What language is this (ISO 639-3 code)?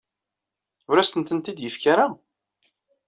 kab